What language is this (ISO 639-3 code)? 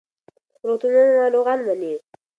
pus